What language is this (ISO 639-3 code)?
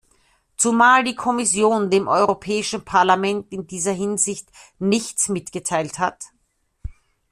deu